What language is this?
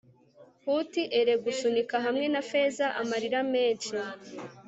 Kinyarwanda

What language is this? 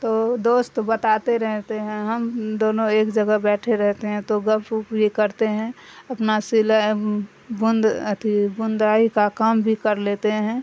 Urdu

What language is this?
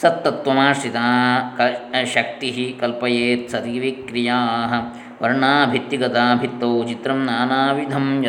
Kannada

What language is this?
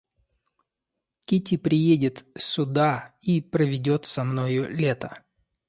Russian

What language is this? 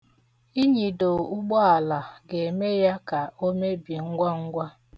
Igbo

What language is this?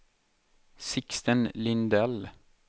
Swedish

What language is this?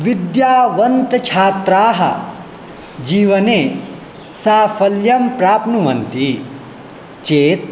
Sanskrit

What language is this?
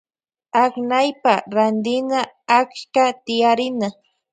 Loja Highland Quichua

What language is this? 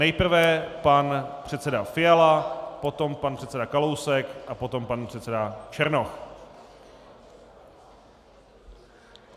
Czech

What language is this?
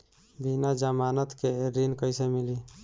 Bhojpuri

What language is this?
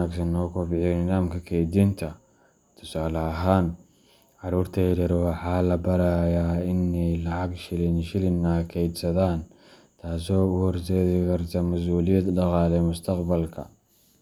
Somali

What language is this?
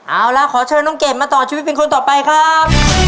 Thai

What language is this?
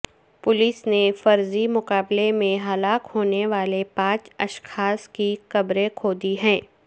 Urdu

